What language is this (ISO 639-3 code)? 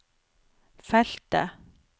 nor